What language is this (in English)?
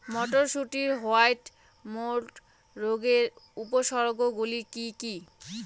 Bangla